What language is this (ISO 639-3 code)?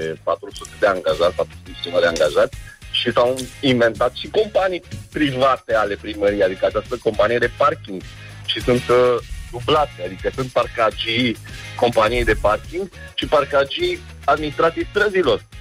ron